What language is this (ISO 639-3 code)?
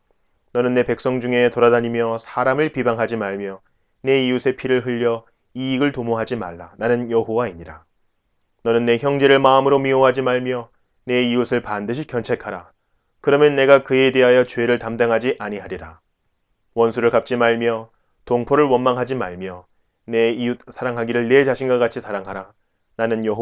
kor